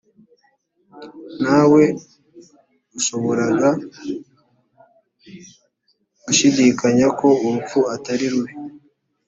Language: Kinyarwanda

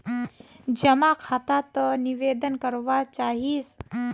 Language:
Magahi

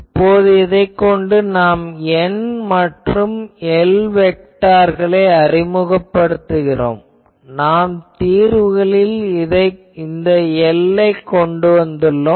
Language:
Tamil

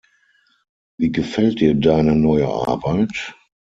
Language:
German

